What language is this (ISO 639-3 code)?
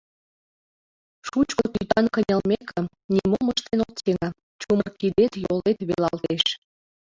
chm